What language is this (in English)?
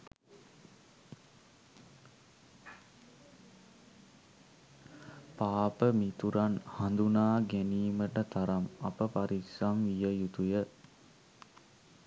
Sinhala